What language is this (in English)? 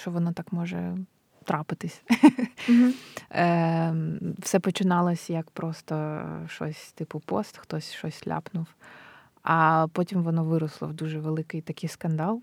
Ukrainian